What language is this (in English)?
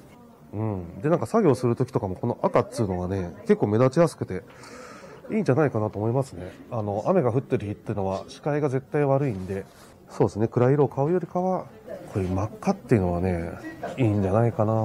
Japanese